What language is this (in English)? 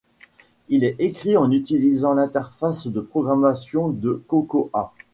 French